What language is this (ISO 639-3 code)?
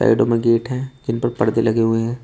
hin